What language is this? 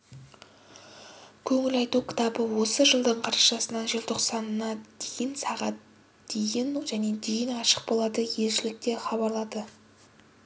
Kazakh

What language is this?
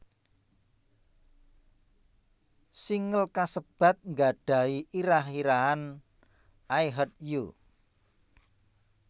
Javanese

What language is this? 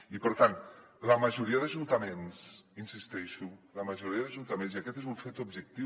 Catalan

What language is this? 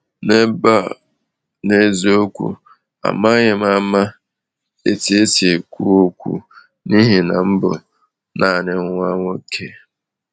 Igbo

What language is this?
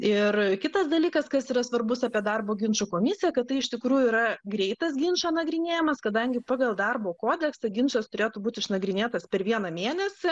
Lithuanian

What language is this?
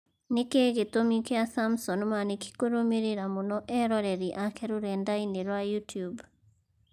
Kikuyu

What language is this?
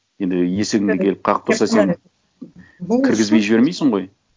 Kazakh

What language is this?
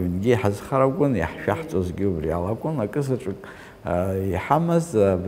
Arabic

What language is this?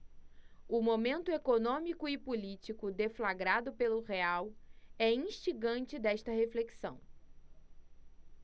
Portuguese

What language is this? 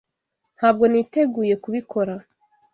Kinyarwanda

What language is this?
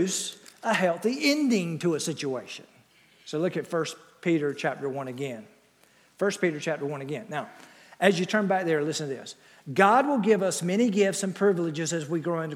English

